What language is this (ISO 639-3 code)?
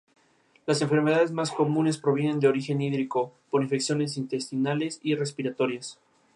spa